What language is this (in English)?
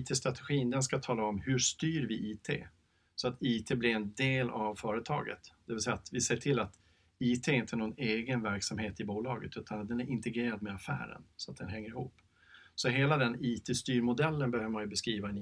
Swedish